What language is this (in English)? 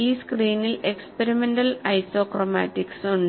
Malayalam